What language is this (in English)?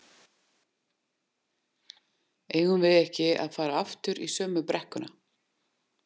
Icelandic